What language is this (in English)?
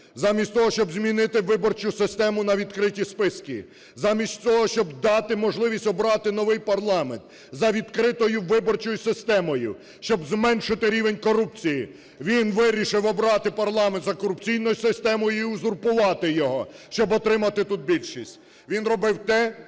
Ukrainian